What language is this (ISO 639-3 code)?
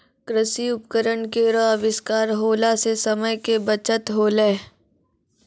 mai